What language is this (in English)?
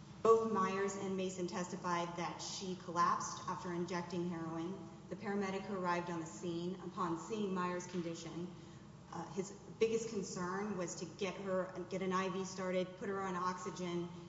English